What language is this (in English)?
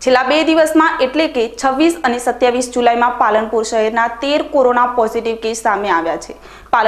Hindi